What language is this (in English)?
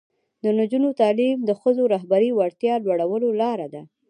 Pashto